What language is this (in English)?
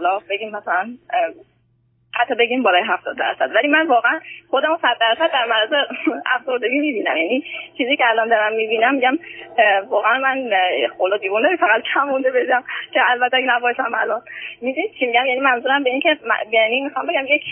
Persian